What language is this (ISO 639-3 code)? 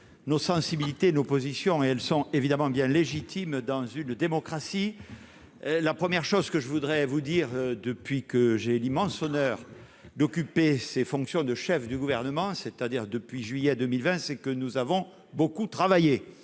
fra